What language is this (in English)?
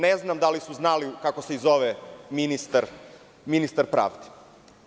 Serbian